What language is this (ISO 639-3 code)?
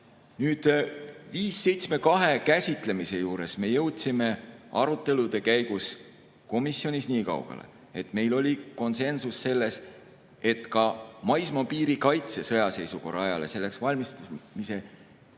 est